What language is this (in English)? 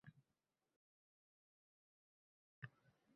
Uzbek